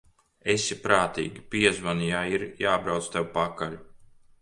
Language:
Latvian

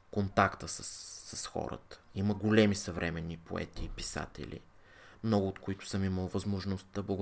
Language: Bulgarian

